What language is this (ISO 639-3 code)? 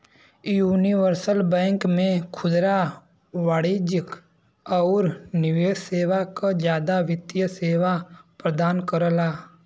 bho